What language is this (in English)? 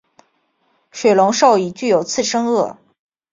Chinese